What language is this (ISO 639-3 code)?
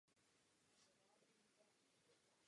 ces